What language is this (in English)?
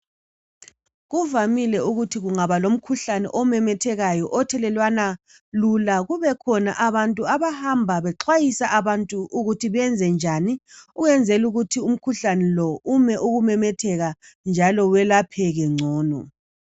North Ndebele